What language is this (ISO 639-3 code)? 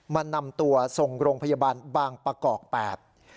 tha